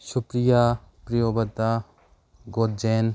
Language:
Manipuri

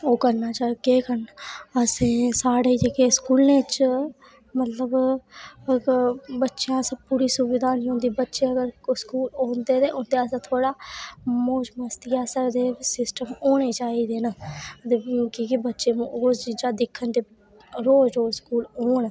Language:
Dogri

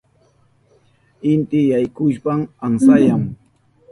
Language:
Southern Pastaza Quechua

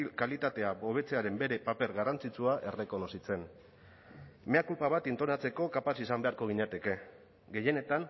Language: Basque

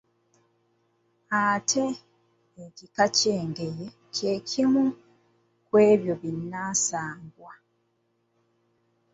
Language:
Ganda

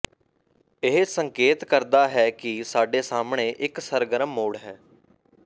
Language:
Punjabi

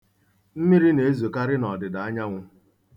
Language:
Igbo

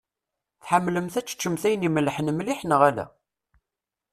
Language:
Kabyle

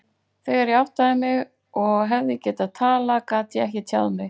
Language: Icelandic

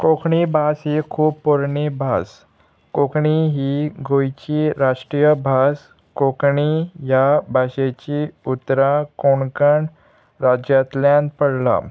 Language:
Konkani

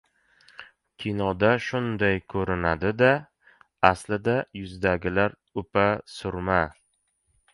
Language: Uzbek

